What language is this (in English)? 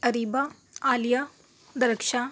Urdu